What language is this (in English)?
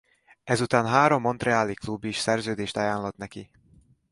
Hungarian